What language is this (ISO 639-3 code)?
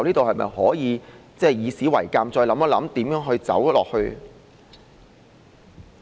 yue